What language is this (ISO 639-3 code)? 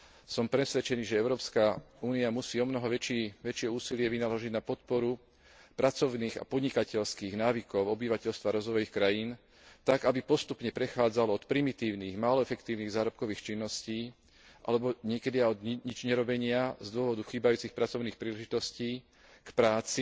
slk